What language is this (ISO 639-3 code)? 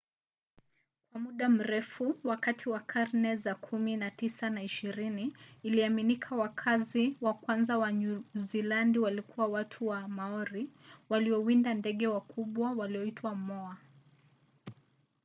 swa